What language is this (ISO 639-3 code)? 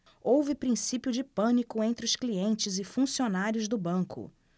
por